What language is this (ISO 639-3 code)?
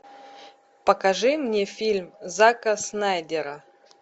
rus